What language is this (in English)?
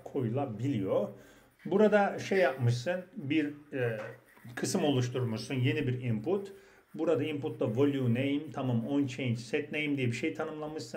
Turkish